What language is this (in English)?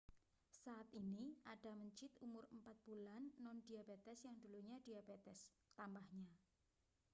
Indonesian